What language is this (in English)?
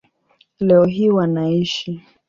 Swahili